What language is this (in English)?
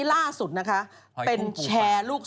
Thai